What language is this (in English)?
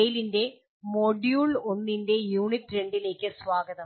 Malayalam